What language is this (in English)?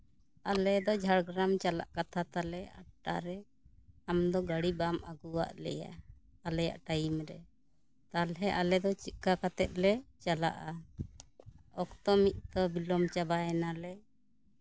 Santali